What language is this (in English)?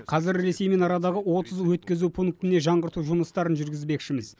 Kazakh